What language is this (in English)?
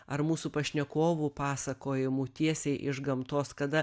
Lithuanian